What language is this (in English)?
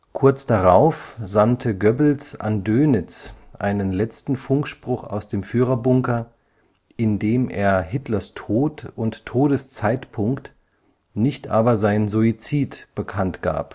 German